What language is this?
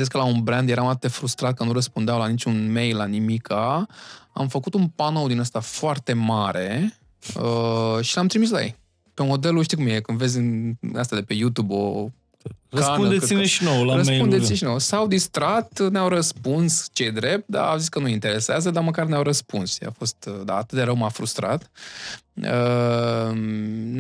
Romanian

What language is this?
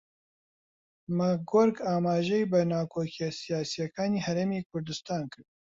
Central Kurdish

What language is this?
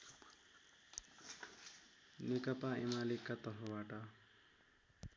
Nepali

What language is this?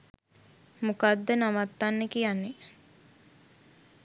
Sinhala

